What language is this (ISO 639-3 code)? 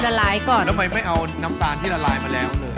tha